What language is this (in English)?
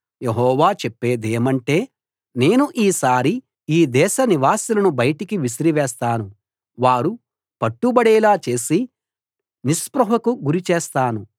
Telugu